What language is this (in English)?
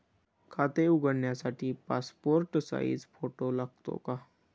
Marathi